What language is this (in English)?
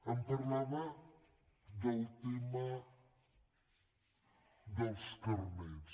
Catalan